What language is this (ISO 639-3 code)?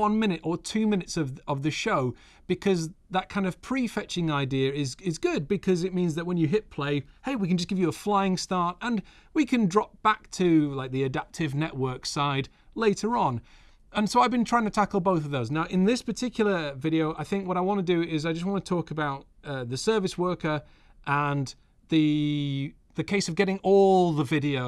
eng